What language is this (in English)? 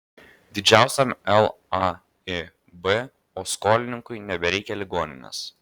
Lithuanian